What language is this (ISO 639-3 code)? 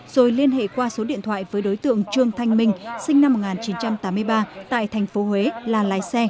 vie